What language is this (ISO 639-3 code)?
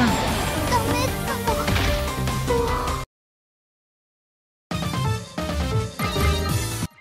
jpn